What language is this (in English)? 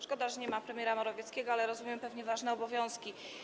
Polish